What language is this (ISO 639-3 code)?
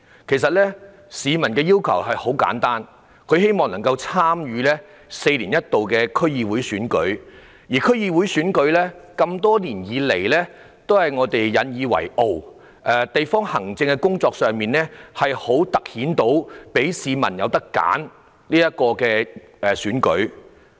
yue